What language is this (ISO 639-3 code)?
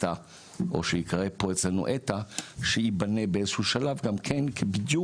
heb